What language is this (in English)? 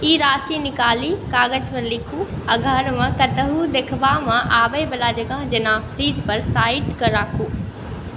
Maithili